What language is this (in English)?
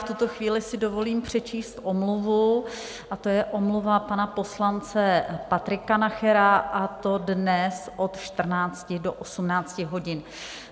Czech